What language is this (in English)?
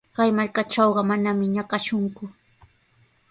Sihuas Ancash Quechua